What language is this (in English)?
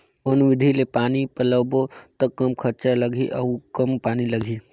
Chhattisgarhi